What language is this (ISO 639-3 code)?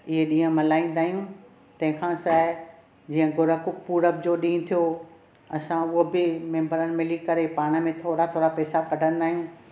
snd